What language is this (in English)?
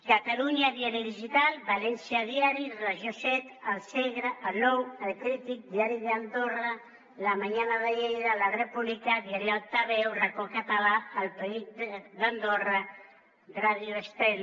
Catalan